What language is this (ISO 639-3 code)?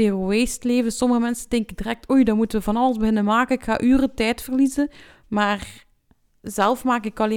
nld